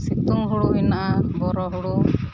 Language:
Santali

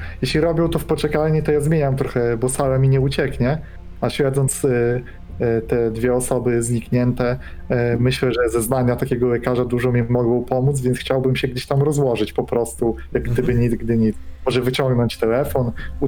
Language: Polish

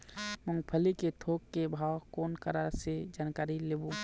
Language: Chhattisgarhi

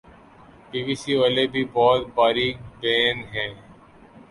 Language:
Urdu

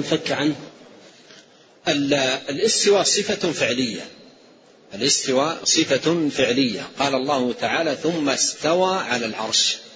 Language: Arabic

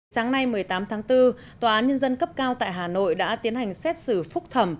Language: Vietnamese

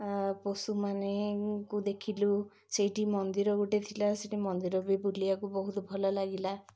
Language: Odia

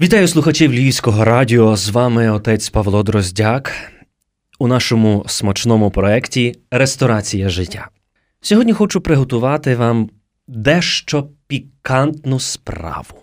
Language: Ukrainian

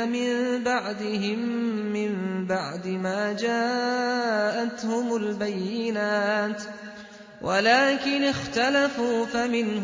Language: Arabic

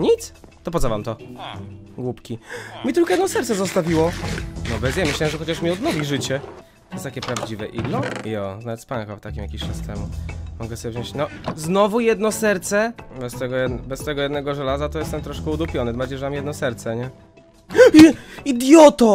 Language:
Polish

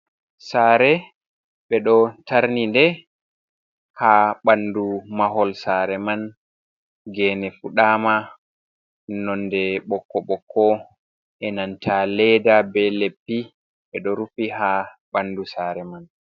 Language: Fula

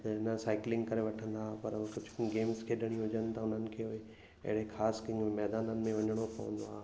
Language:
Sindhi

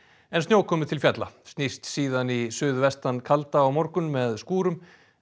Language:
Icelandic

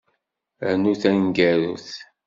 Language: Kabyle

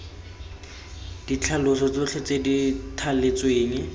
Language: Tswana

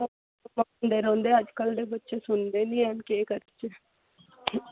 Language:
Dogri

